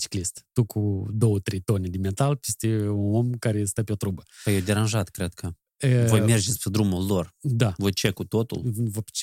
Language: Romanian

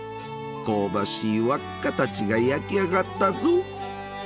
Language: Japanese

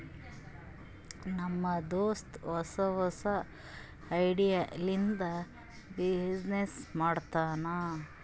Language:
Kannada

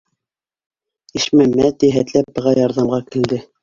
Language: Bashkir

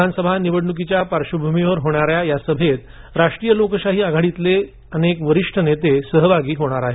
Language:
Marathi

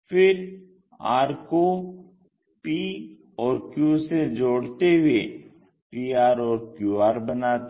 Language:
Hindi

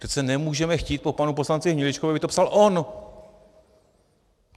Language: Czech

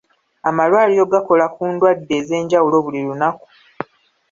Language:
Ganda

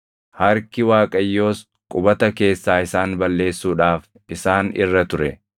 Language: Oromo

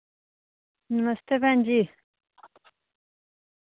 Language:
Dogri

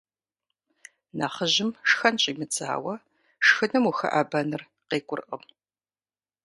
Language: Kabardian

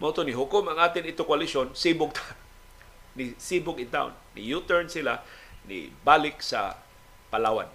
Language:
Filipino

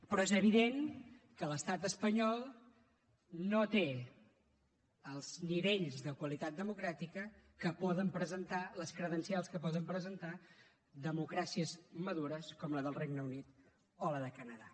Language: Catalan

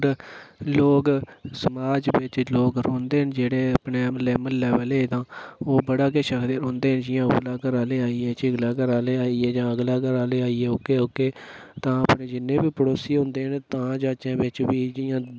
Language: Dogri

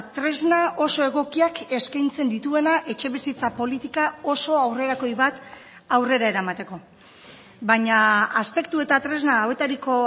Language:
Basque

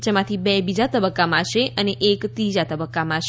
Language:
Gujarati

